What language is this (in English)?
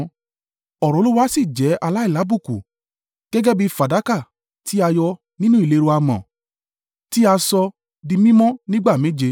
Yoruba